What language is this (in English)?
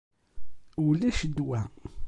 Kabyle